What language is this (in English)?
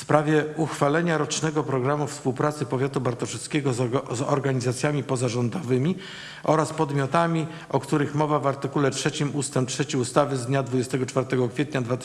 Polish